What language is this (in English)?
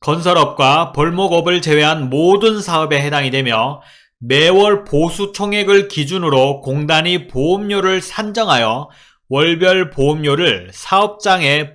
Korean